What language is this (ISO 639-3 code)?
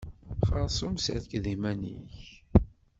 kab